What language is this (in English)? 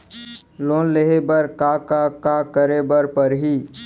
Chhattisgarhi